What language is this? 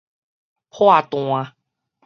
Min Nan Chinese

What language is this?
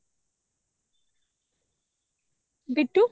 Odia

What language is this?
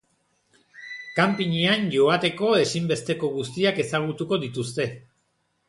Basque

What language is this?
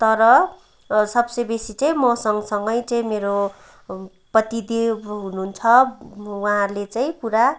Nepali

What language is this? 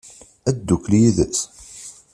Kabyle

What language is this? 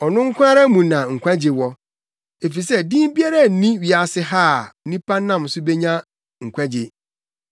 Akan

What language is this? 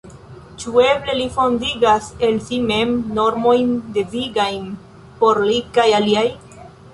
Esperanto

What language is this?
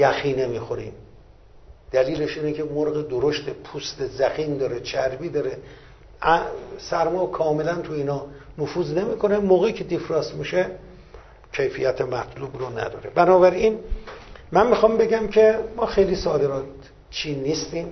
Persian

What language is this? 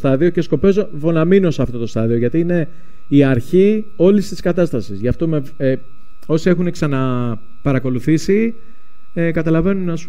Greek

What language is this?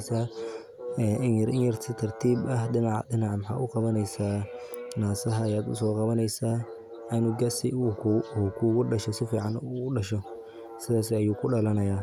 Somali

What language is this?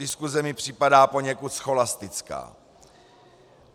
Czech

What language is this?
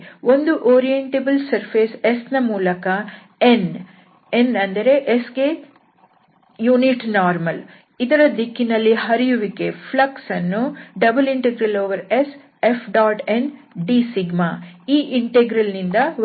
Kannada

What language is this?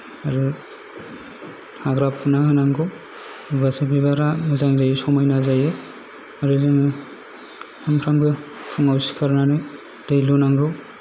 Bodo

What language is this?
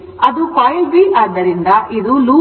Kannada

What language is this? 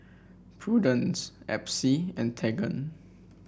English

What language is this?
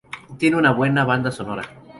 Spanish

